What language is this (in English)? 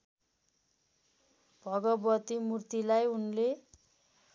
Nepali